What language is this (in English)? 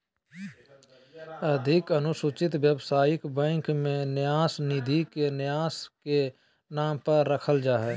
Magahi